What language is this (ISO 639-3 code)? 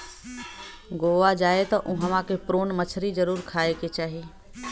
bho